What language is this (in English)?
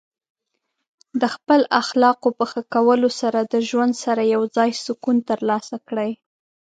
Pashto